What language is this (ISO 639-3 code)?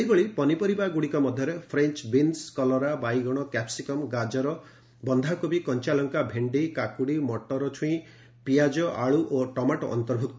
ori